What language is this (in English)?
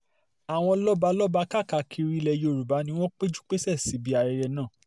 Yoruba